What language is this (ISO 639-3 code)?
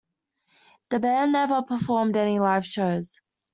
eng